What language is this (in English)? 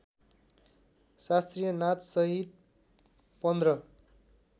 Nepali